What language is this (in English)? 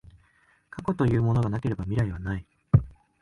Japanese